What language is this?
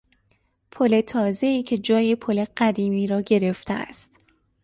Persian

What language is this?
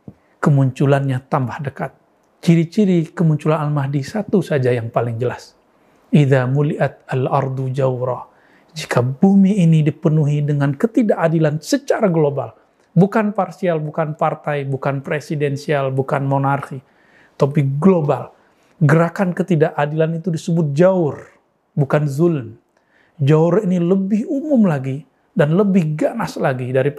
Indonesian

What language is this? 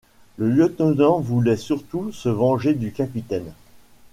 French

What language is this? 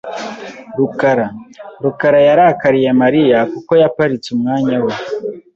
Kinyarwanda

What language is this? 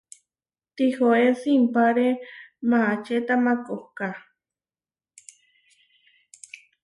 Huarijio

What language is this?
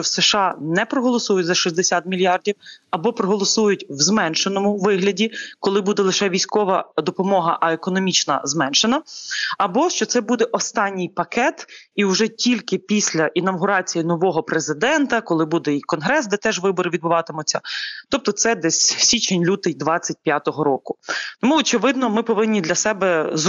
Ukrainian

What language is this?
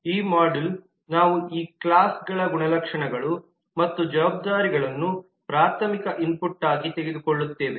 Kannada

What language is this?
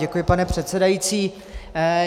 Czech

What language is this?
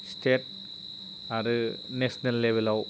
Bodo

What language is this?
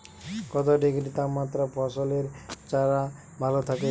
Bangla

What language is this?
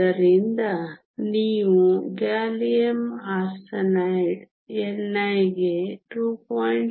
Kannada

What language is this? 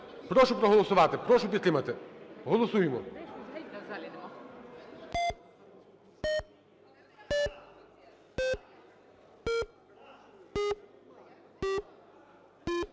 Ukrainian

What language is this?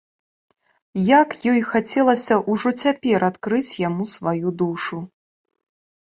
Belarusian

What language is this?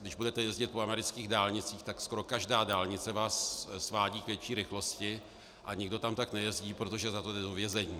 Czech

